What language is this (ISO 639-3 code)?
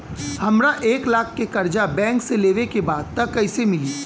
bho